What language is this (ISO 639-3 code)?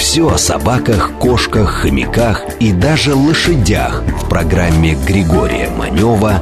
rus